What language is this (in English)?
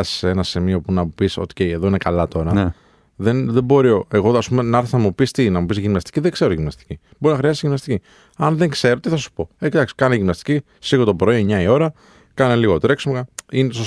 Greek